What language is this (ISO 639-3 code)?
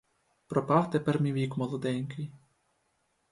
ukr